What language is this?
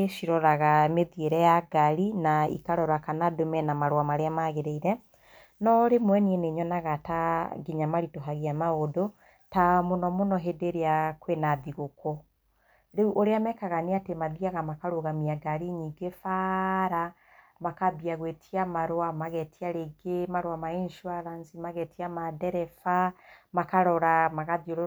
Kikuyu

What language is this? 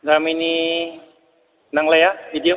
Bodo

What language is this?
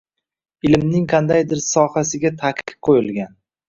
Uzbek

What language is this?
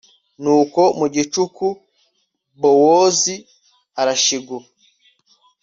Kinyarwanda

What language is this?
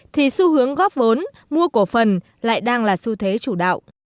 Vietnamese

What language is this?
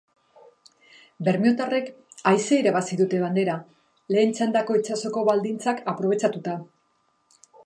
Basque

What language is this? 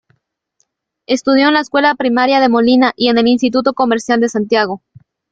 Spanish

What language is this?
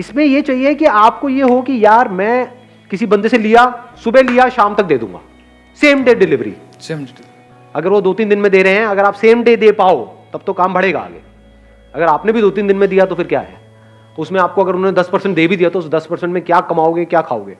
Hindi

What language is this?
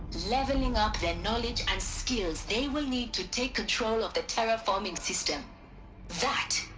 English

